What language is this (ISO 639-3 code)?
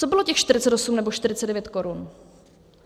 ces